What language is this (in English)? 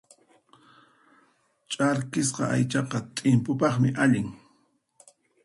Puno Quechua